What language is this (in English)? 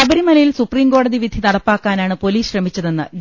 Malayalam